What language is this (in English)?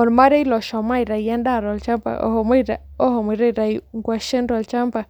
Masai